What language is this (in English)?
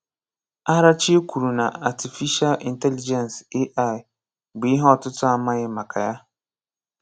Igbo